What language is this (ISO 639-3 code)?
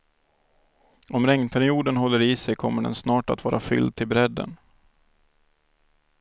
swe